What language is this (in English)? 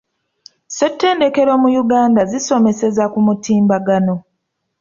Ganda